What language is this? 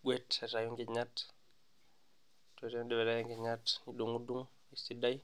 Masai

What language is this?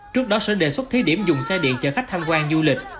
Vietnamese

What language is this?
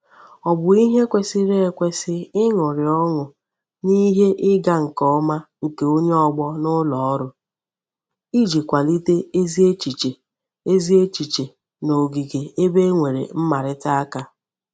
Igbo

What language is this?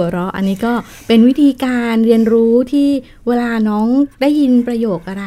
Thai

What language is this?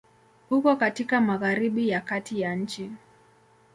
Swahili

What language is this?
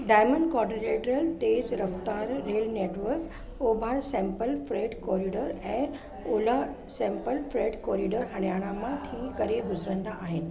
Sindhi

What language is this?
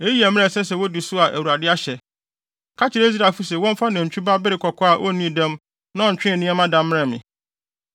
Akan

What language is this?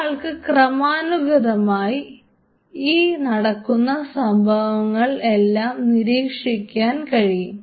Malayalam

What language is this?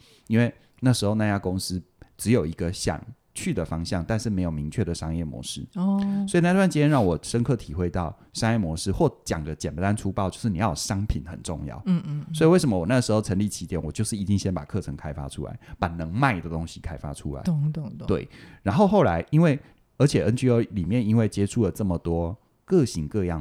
Chinese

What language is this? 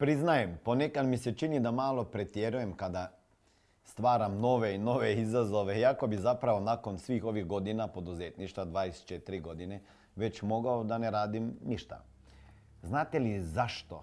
Croatian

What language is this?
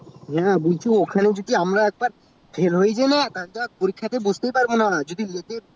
Bangla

